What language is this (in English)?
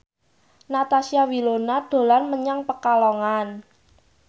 Javanese